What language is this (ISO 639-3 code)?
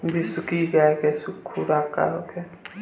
bho